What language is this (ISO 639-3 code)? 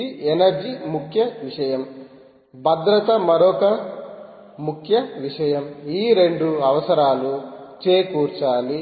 tel